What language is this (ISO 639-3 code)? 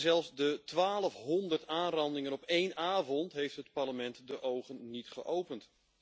nld